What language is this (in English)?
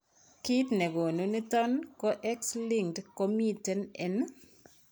Kalenjin